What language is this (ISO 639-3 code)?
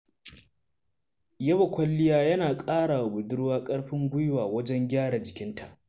hau